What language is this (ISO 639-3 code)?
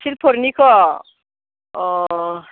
brx